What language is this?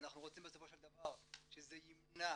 Hebrew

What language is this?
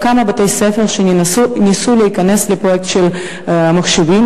Hebrew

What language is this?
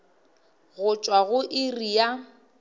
Northern Sotho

